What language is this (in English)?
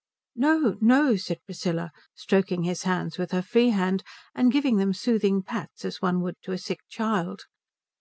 English